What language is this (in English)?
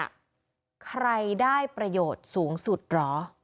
Thai